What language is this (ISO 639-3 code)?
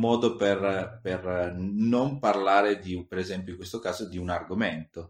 ita